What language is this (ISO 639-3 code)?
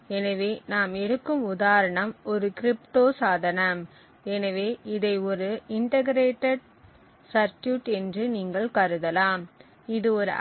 tam